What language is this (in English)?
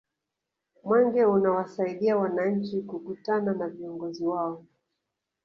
Swahili